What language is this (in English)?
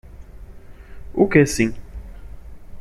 Portuguese